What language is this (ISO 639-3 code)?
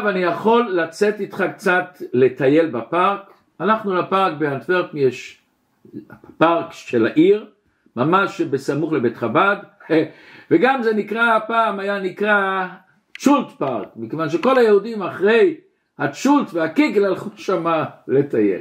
heb